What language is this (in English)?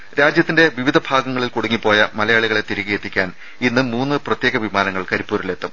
Malayalam